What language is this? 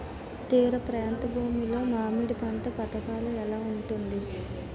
Telugu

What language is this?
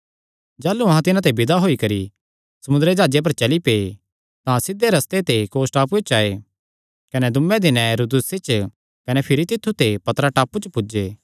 Kangri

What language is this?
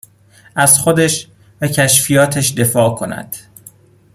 Persian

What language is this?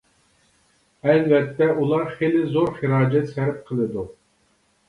Uyghur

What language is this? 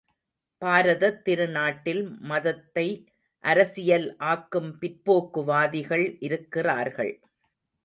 Tamil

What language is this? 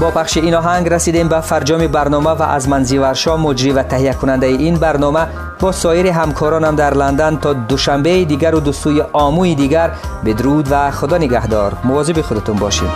Persian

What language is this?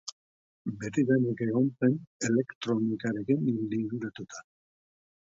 Basque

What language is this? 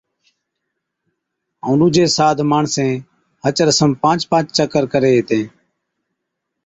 Od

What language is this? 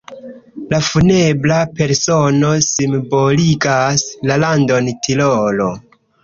Esperanto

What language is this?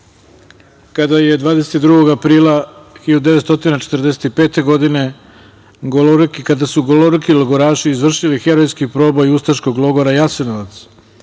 Serbian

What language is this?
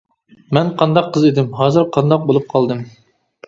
Uyghur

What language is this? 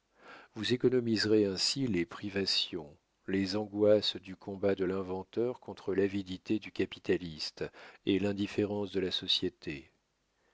French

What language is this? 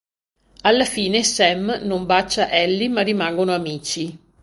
Italian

